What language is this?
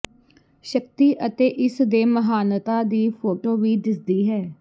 Punjabi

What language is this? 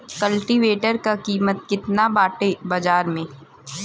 Bhojpuri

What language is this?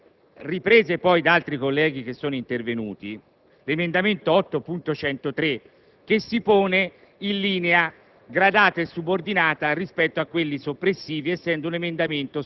Italian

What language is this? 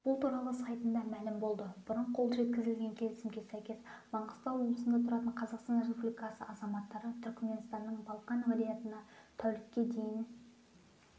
Kazakh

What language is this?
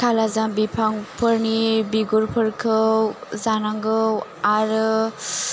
Bodo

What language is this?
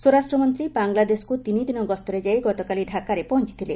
Odia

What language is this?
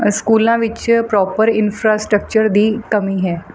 Punjabi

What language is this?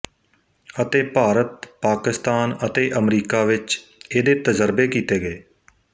Punjabi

